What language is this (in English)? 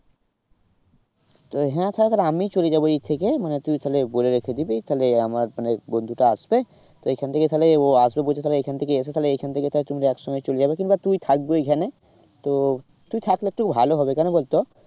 Bangla